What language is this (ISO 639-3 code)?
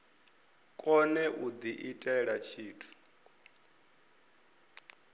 ven